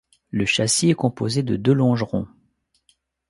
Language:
French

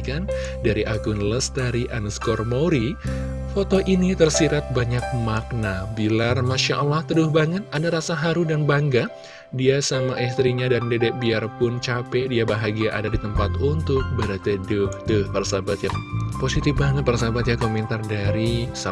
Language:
Indonesian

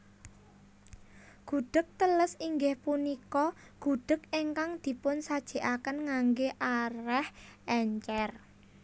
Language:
Javanese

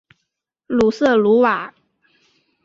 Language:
Chinese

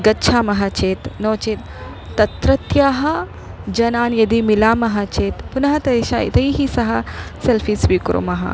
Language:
Sanskrit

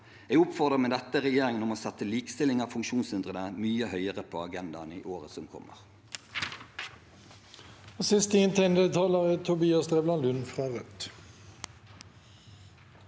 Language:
Norwegian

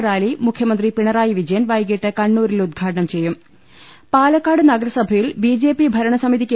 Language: Malayalam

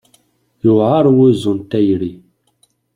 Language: Kabyle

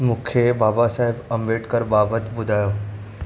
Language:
Sindhi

